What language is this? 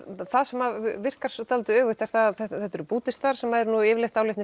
Icelandic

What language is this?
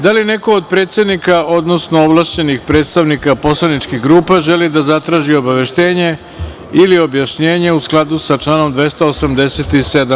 Serbian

